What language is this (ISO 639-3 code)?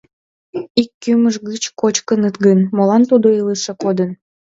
chm